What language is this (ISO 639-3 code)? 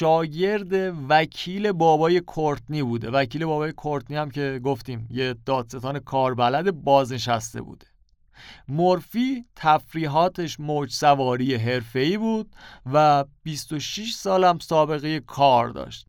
fas